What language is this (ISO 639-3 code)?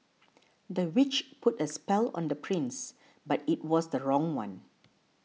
eng